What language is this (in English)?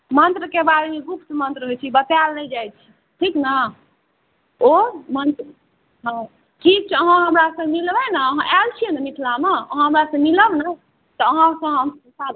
Maithili